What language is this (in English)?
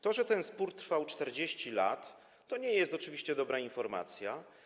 Polish